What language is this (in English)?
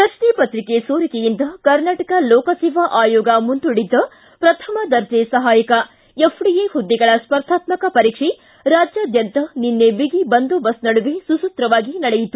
Kannada